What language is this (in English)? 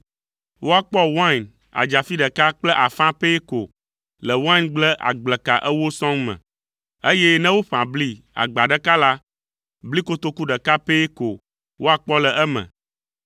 Ewe